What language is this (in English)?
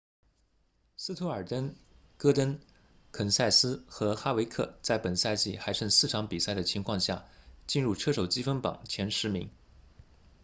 Chinese